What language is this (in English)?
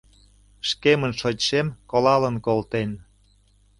Mari